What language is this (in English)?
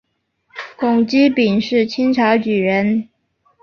Chinese